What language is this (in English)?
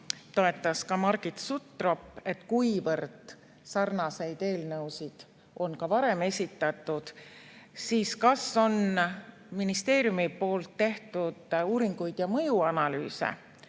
Estonian